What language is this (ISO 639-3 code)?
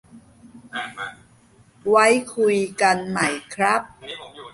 tha